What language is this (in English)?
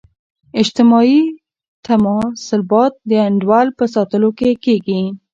Pashto